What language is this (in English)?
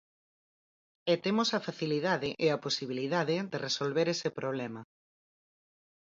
Galician